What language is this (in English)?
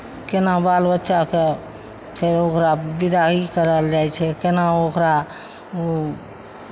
Maithili